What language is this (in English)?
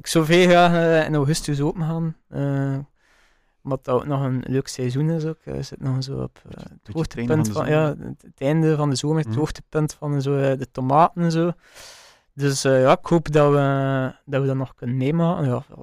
Dutch